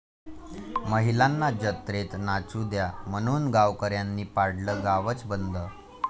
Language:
Marathi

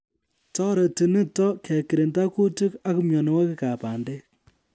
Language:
Kalenjin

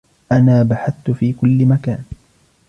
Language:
Arabic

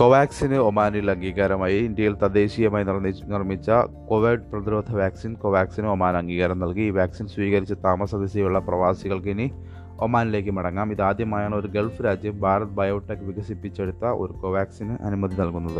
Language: Malayalam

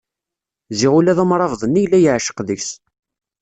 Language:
Kabyle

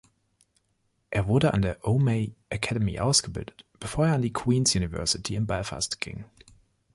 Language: German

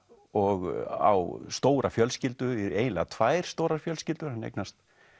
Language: Icelandic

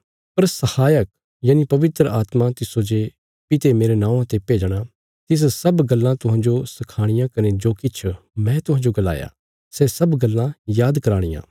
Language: Bilaspuri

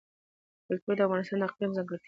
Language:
Pashto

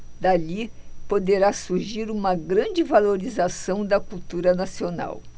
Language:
Portuguese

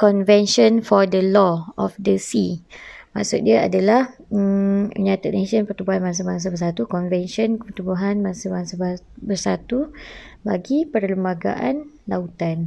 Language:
Malay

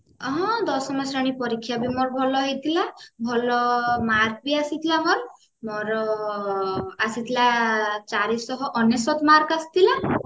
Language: Odia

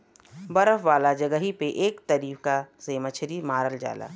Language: Bhojpuri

